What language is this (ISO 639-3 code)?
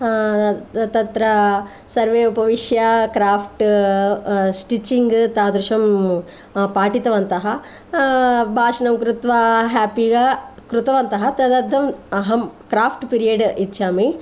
san